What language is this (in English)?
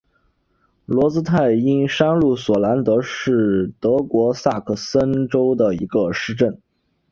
Chinese